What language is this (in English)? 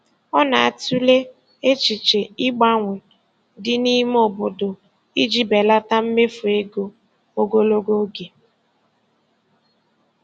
Igbo